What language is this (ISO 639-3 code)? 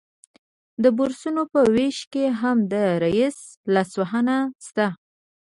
pus